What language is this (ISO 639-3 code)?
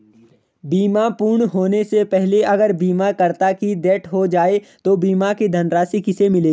hin